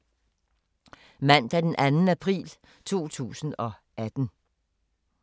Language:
Danish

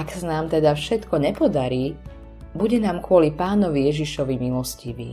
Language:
Slovak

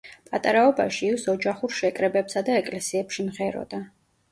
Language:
Georgian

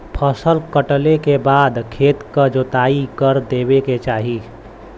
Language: Bhojpuri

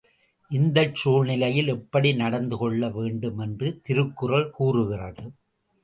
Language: Tamil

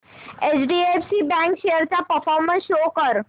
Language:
Marathi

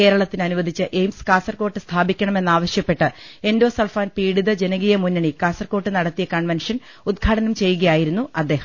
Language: Malayalam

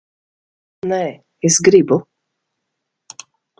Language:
Latvian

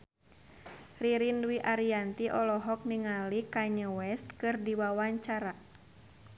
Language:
Sundanese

